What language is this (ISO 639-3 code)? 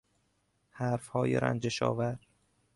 fas